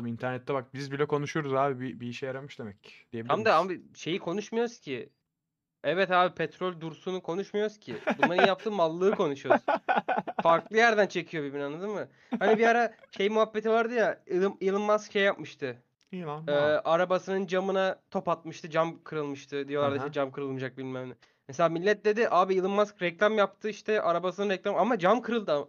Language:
Turkish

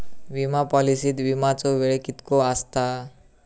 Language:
Marathi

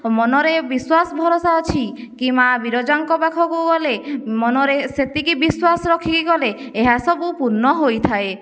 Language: Odia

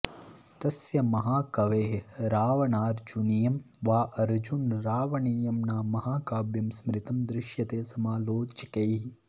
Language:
Sanskrit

